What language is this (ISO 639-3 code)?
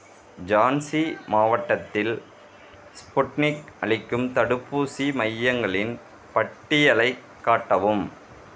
tam